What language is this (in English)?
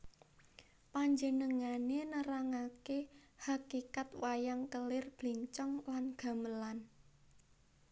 Javanese